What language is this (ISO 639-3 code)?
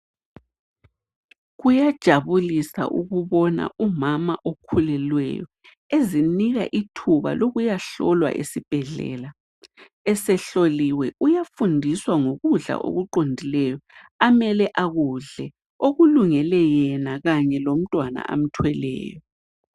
nde